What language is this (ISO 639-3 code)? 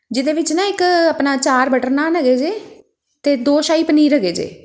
pan